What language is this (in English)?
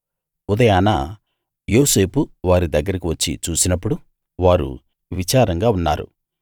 Telugu